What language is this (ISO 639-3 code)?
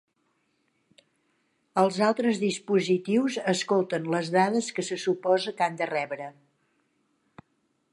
cat